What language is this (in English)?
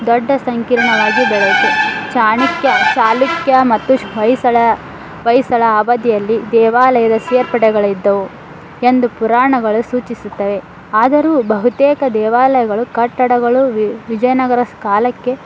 Kannada